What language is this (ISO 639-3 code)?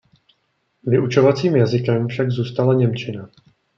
ces